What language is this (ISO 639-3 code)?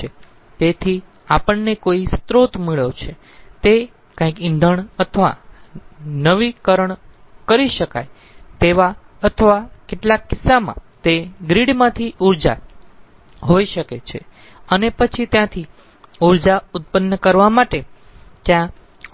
guj